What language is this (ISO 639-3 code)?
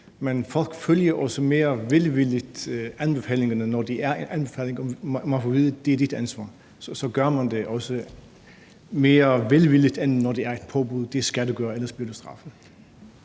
dan